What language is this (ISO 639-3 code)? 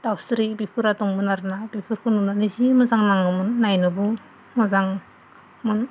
brx